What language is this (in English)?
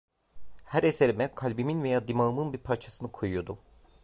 Turkish